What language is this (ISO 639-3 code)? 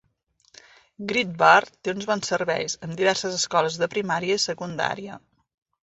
cat